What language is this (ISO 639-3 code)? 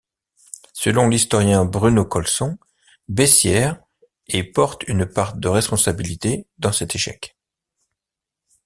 fra